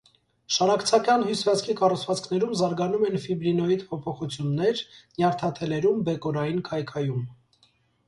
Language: Armenian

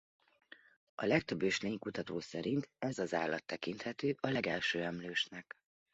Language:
Hungarian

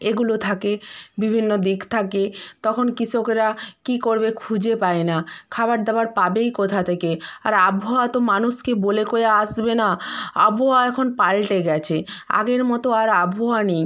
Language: Bangla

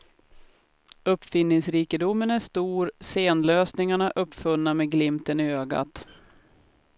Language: Swedish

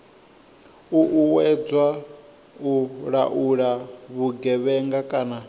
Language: Venda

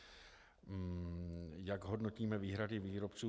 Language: Czech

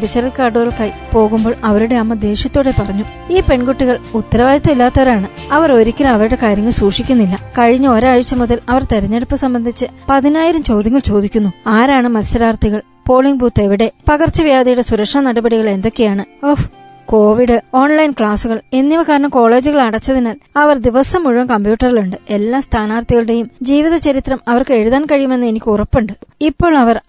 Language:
Malayalam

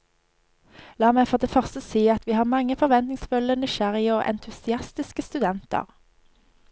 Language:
Norwegian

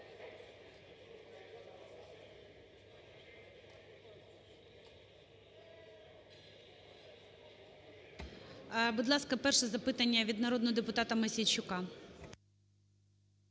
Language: Ukrainian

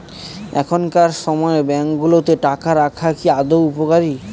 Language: Bangla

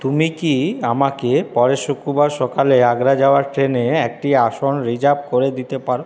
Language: Bangla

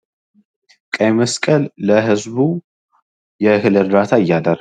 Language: Amharic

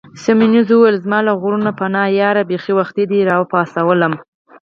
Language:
Pashto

